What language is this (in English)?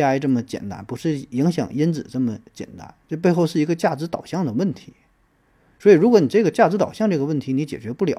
Chinese